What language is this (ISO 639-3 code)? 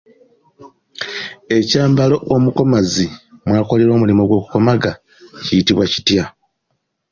lug